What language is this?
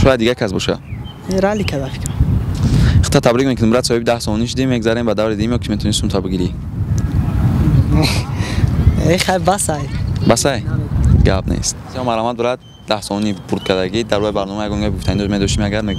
Turkish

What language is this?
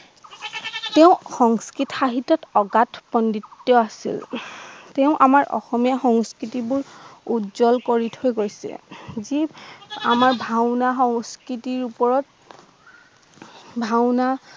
Assamese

